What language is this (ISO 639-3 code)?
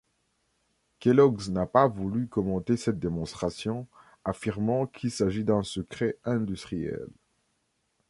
fra